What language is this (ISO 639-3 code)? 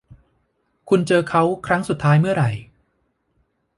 tha